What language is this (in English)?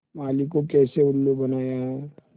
Hindi